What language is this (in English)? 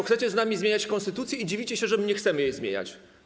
Polish